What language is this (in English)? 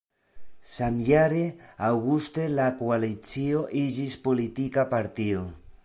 Esperanto